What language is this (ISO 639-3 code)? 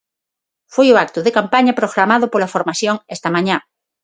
glg